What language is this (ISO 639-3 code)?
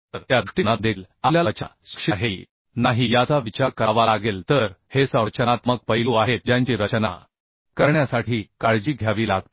mar